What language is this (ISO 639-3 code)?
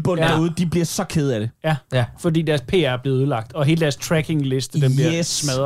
dan